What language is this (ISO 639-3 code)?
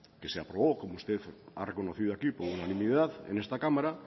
spa